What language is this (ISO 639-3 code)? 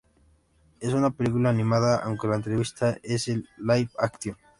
spa